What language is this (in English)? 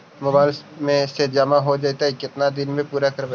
Magahi